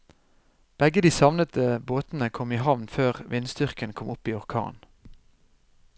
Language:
Norwegian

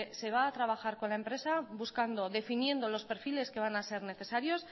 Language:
Spanish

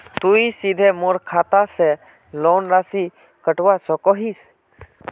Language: Magahi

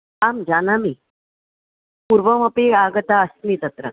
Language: Sanskrit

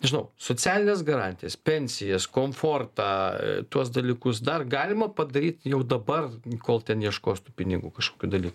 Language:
Lithuanian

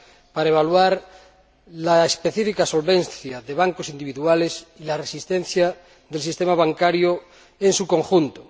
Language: Spanish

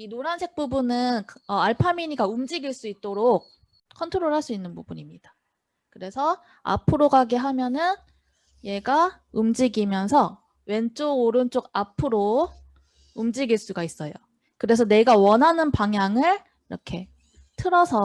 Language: Korean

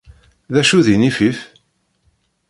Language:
Kabyle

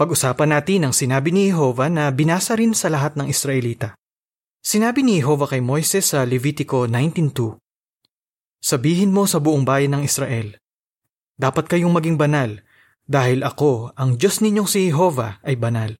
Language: Filipino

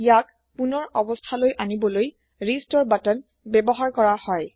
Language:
Assamese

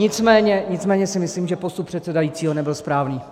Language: Czech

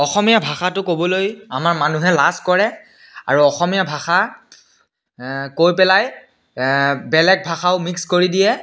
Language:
Assamese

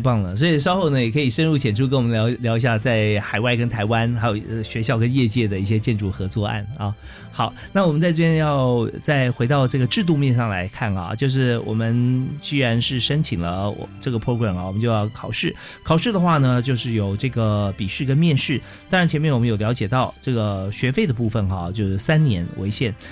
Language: Chinese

